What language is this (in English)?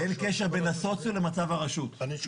Hebrew